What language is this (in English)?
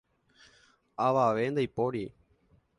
Guarani